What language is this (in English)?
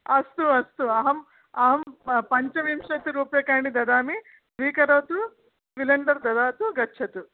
Sanskrit